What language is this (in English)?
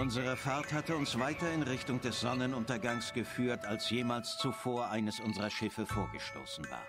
German